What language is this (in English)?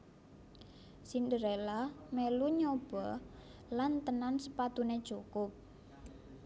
Javanese